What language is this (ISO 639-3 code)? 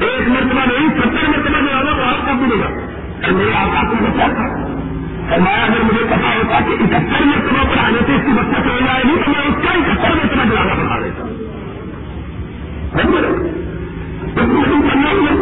urd